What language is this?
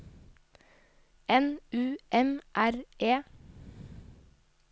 Norwegian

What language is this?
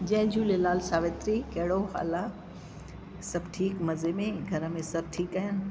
Sindhi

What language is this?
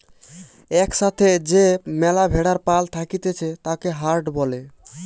Bangla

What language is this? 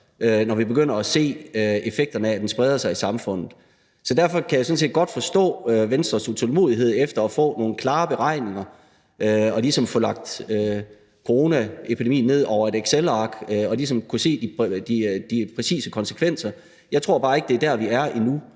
Danish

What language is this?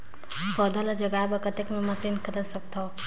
Chhattisgarhi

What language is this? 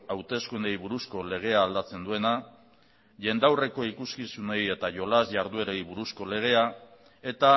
Basque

